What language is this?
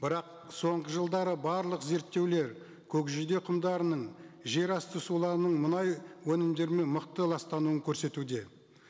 Kazakh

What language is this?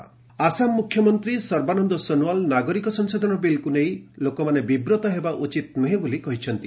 Odia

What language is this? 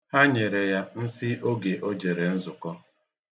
Igbo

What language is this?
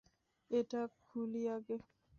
Bangla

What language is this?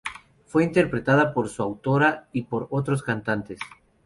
Spanish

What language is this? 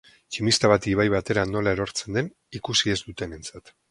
Basque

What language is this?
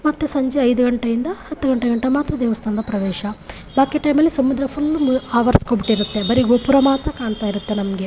Kannada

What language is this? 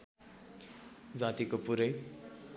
Nepali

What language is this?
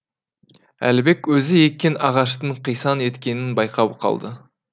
Kazakh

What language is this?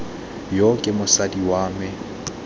Tswana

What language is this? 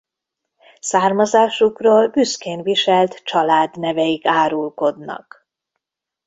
Hungarian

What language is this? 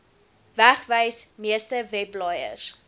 Afrikaans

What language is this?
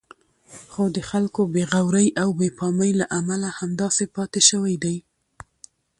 Pashto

